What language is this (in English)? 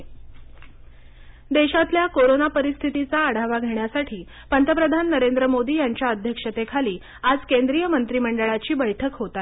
Marathi